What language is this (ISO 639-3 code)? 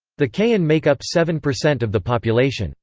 eng